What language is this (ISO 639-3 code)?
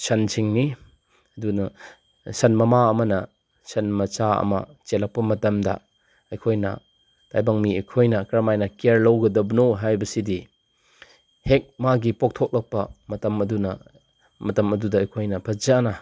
mni